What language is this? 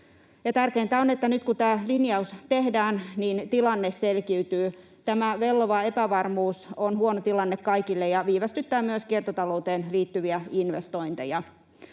Finnish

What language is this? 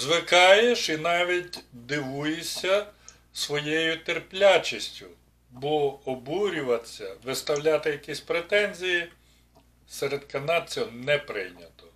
Ukrainian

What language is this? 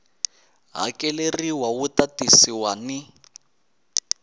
Tsonga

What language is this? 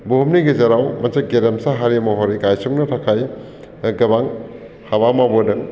Bodo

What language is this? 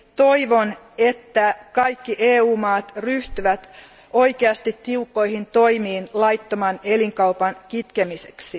Finnish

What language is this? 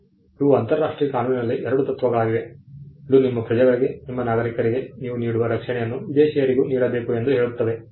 Kannada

